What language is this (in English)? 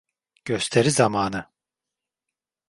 Turkish